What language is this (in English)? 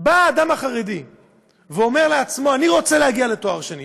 Hebrew